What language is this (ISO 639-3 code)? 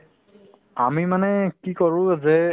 asm